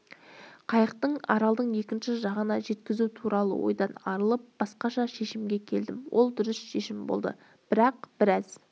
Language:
Kazakh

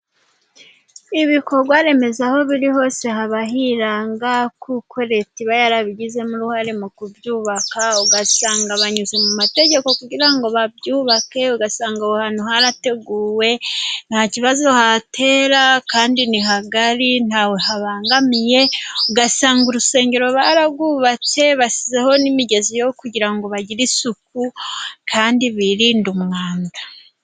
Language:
Kinyarwanda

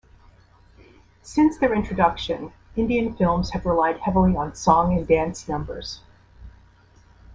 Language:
English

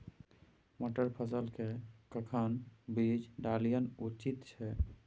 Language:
Maithili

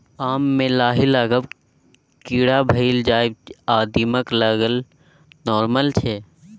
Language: Maithili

